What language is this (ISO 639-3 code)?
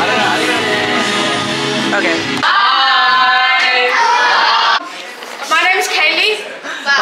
eng